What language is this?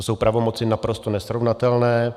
Czech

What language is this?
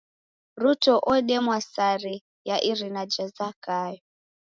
Taita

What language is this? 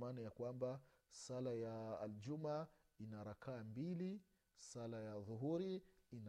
Swahili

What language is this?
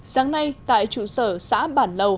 Vietnamese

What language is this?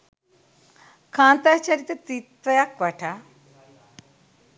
Sinhala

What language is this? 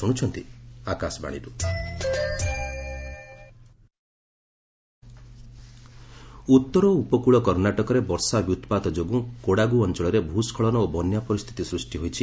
Odia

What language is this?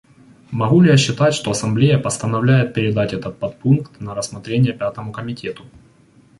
Russian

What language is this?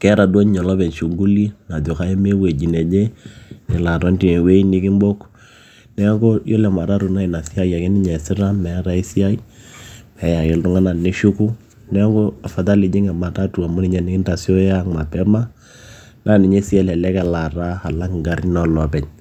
Masai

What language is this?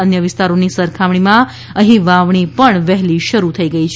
Gujarati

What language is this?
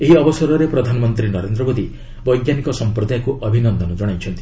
Odia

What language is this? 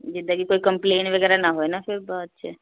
Punjabi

